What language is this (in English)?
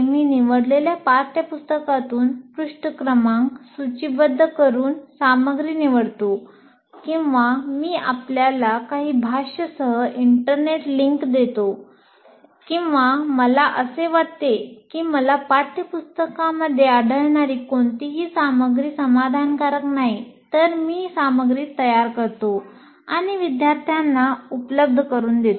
Marathi